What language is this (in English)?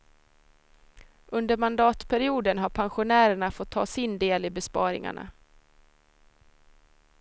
Swedish